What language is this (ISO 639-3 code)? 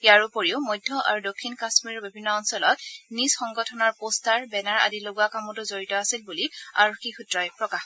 asm